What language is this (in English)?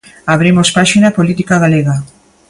Galician